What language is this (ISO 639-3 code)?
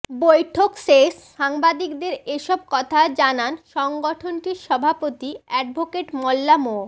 ben